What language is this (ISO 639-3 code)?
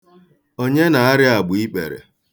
ibo